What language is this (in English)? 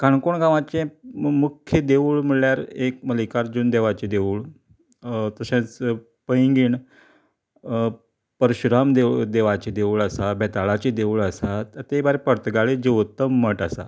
Konkani